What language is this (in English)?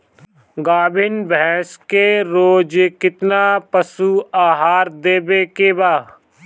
Bhojpuri